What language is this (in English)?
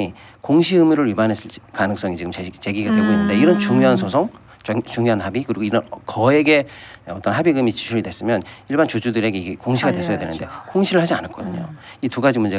Korean